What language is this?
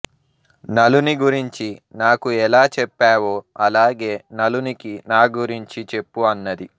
Telugu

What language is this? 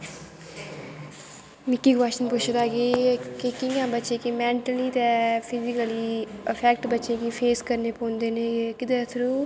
Dogri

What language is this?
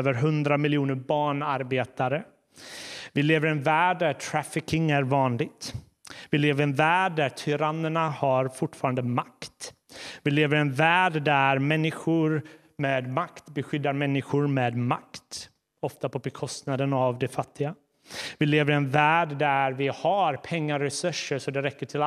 Swedish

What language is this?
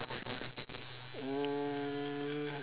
English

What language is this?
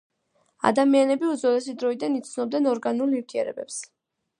Georgian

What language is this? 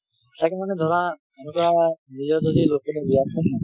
Assamese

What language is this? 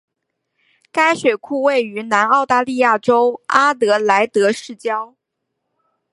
Chinese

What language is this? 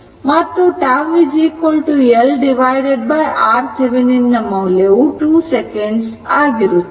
Kannada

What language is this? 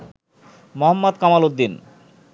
Bangla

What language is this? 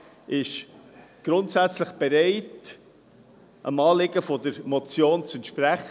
Swiss German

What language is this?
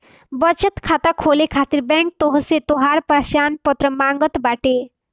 Bhojpuri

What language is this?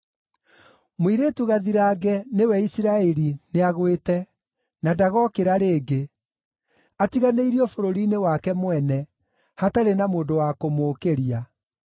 Kikuyu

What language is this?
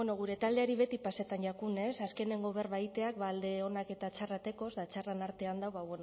Basque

